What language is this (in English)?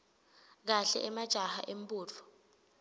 Swati